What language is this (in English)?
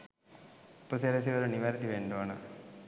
Sinhala